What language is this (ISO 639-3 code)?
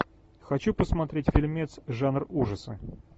rus